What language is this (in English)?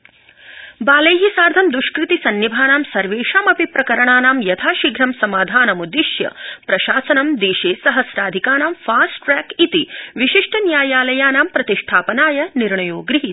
Sanskrit